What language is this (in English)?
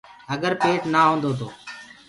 Gurgula